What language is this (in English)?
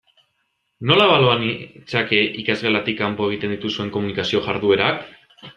Basque